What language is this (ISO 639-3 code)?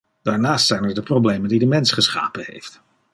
nld